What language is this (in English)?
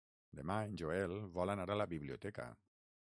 Catalan